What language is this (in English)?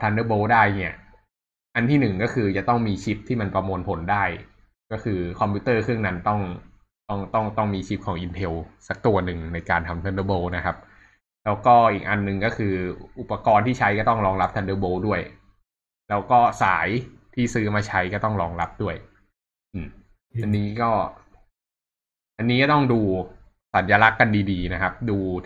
Thai